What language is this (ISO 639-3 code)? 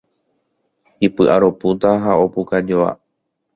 grn